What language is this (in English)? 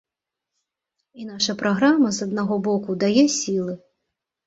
Belarusian